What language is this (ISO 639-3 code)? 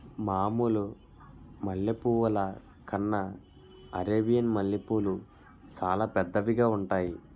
tel